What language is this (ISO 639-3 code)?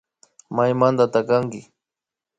qvi